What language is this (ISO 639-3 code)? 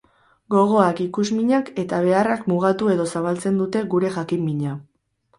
eus